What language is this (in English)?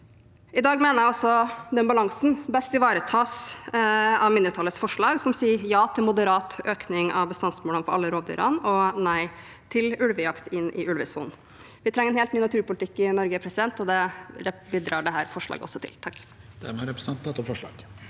Norwegian